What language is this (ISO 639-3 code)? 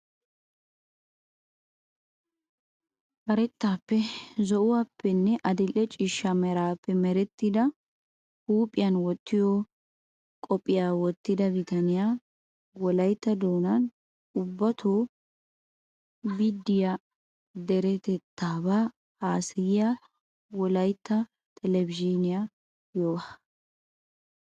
wal